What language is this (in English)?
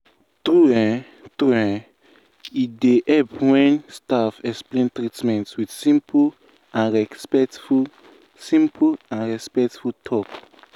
Nigerian Pidgin